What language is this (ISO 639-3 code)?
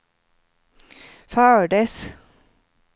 swe